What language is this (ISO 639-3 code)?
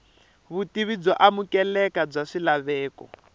tso